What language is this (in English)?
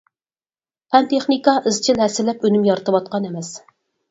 Uyghur